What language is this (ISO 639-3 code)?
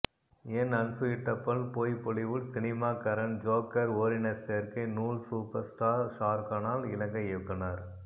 tam